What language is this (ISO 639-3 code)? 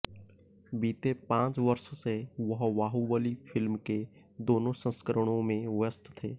hin